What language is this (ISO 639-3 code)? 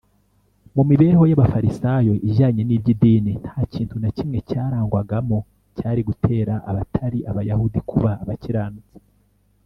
kin